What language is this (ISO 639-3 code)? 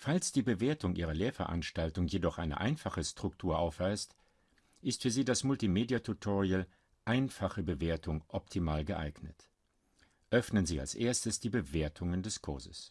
deu